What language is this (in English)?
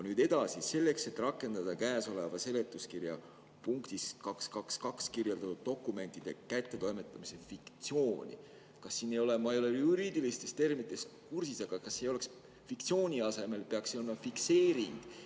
Estonian